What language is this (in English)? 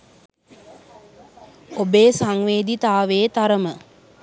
Sinhala